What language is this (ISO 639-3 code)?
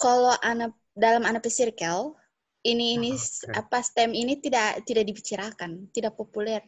ind